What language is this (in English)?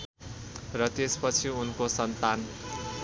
Nepali